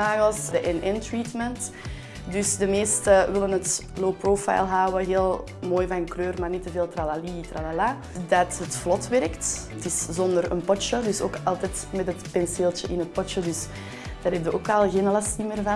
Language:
Dutch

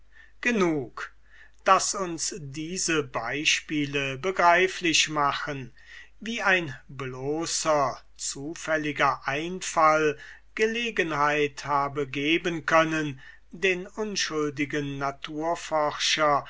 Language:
German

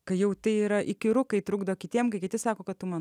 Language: Lithuanian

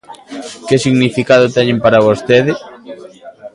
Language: Galician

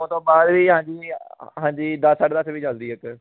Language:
Punjabi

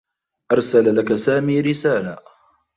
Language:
Arabic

